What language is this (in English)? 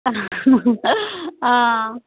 Assamese